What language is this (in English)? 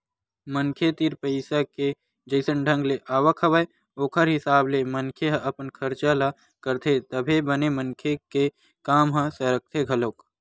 Chhattisgarhi